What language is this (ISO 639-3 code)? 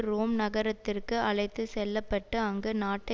tam